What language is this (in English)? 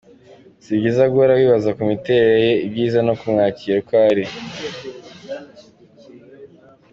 Kinyarwanda